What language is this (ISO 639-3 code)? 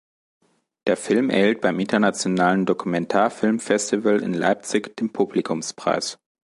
deu